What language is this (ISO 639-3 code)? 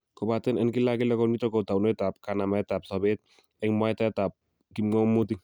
kln